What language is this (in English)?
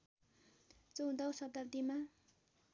Nepali